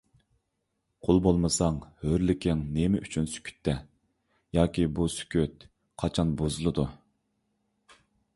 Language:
Uyghur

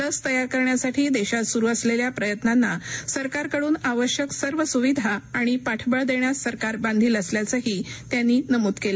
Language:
Marathi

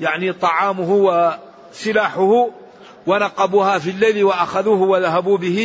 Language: Arabic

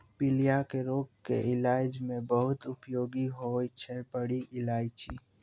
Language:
Maithili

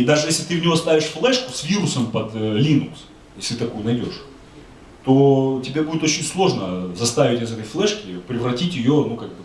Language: Russian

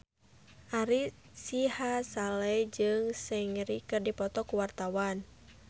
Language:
Sundanese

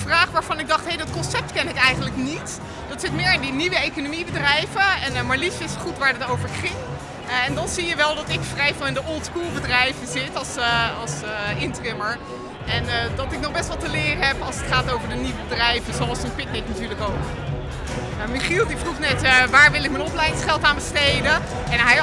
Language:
Dutch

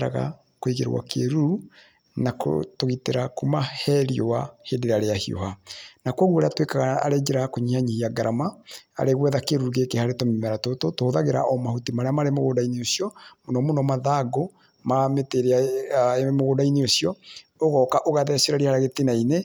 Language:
Kikuyu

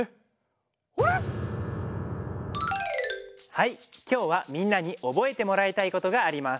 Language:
Japanese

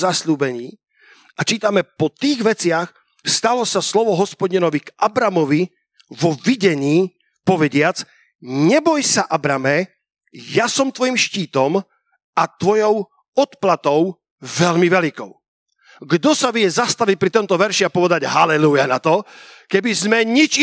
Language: Slovak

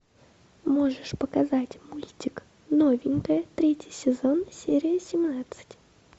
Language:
Russian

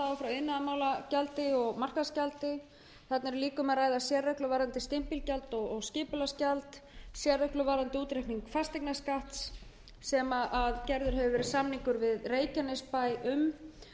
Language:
Icelandic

